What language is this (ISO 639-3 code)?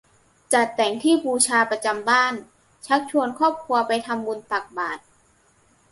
tha